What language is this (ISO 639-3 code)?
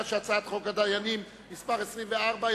heb